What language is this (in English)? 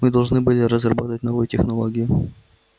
Russian